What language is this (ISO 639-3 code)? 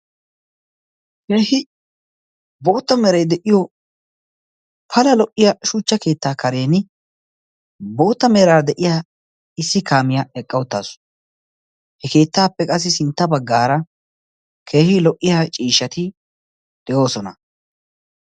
wal